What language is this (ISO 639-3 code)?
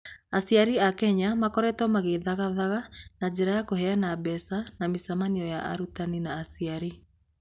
kik